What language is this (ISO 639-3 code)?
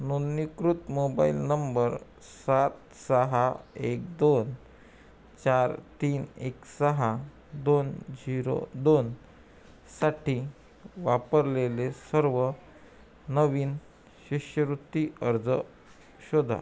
mar